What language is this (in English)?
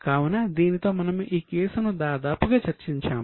Telugu